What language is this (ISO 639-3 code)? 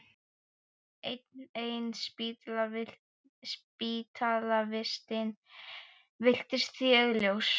isl